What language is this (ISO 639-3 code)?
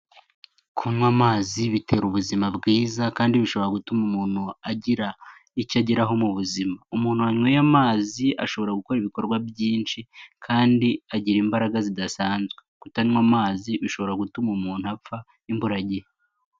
kin